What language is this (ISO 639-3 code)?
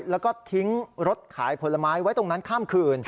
tha